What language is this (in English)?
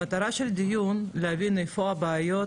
Hebrew